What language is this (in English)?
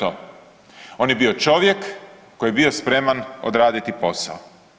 Croatian